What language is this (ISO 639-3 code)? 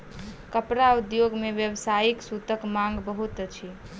mai